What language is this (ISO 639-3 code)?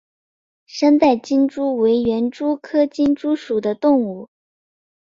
zho